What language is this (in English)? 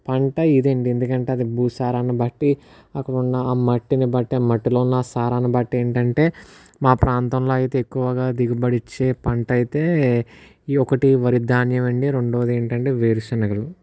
Telugu